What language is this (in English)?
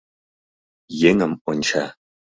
Mari